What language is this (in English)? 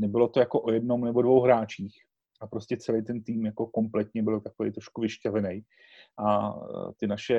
Czech